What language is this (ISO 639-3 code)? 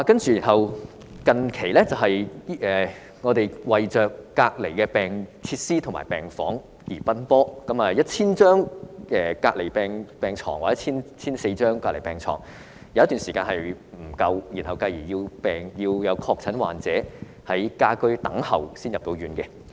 yue